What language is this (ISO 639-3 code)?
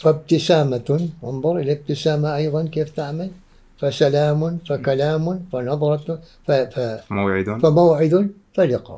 ara